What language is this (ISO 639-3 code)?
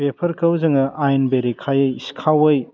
brx